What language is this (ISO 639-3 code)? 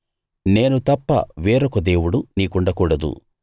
tel